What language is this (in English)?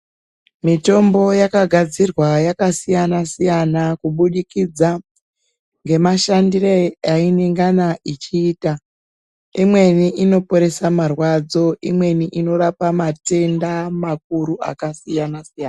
Ndau